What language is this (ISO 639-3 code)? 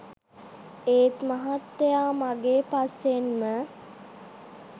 sin